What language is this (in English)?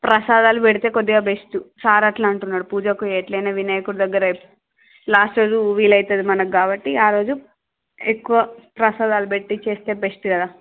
Telugu